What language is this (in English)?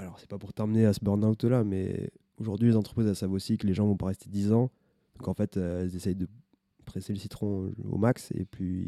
French